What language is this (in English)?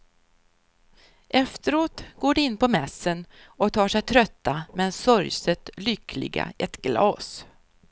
Swedish